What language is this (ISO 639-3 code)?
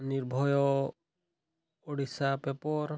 ori